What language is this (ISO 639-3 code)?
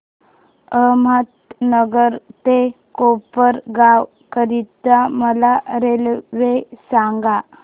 mar